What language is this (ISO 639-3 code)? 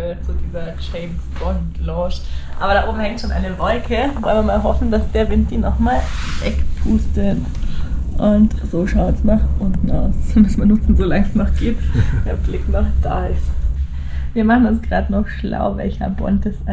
deu